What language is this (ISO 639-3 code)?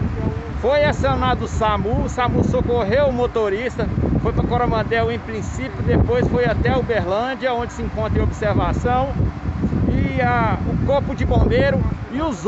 por